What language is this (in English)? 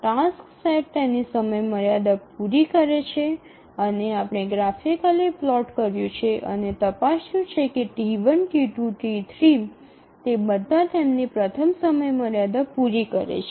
Gujarati